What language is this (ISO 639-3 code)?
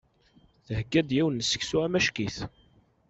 kab